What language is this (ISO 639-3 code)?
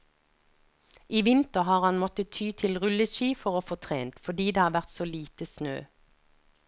nor